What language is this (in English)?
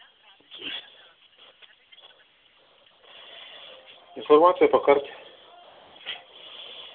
Russian